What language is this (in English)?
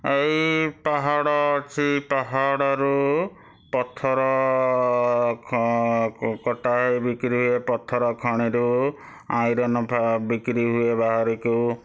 Odia